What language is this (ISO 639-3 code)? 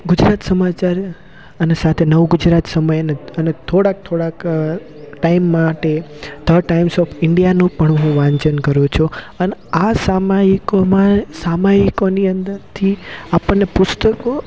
guj